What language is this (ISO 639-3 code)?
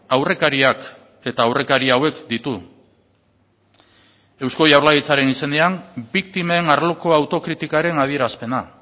eus